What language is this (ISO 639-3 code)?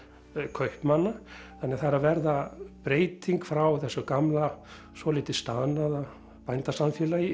isl